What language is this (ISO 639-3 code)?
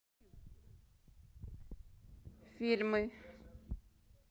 rus